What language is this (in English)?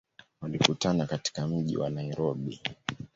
Swahili